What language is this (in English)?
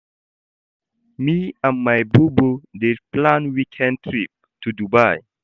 Nigerian Pidgin